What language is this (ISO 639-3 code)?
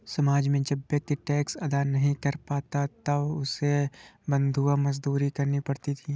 hin